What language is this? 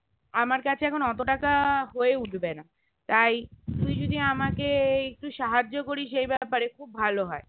Bangla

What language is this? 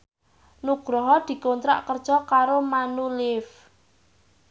Javanese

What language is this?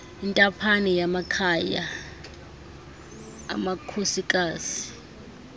Xhosa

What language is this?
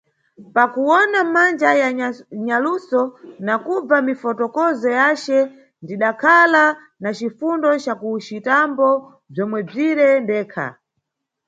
Nyungwe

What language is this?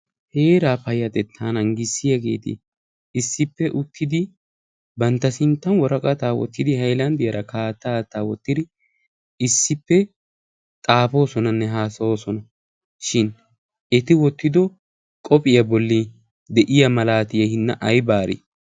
Wolaytta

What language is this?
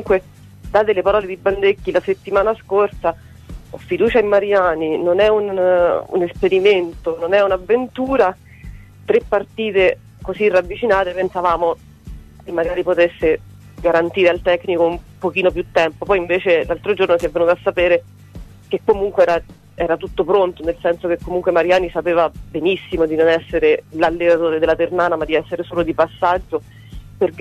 Italian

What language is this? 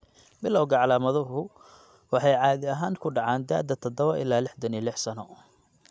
Somali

